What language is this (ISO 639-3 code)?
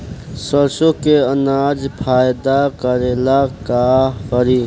bho